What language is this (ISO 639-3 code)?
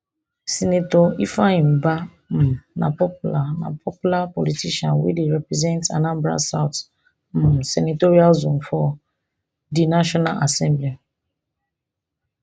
pcm